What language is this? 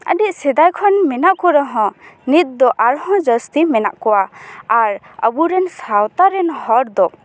Santali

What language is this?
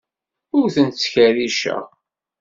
Kabyle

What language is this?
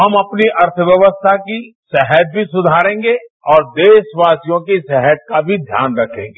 Hindi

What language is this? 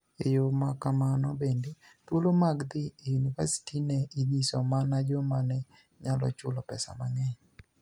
Luo (Kenya and Tanzania)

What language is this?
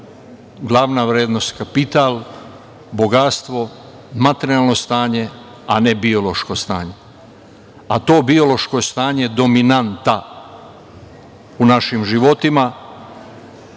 Serbian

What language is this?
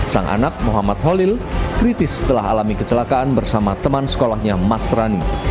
Indonesian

